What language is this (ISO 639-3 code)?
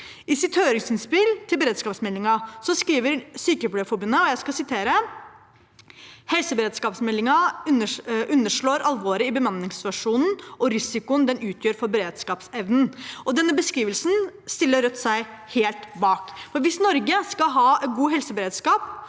nor